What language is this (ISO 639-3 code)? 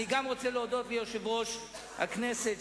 heb